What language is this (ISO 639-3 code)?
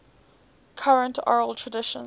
eng